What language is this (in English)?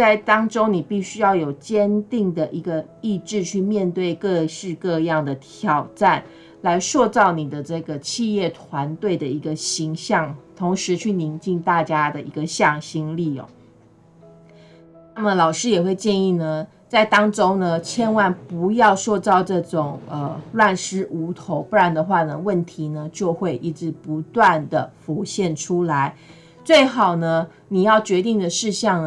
Chinese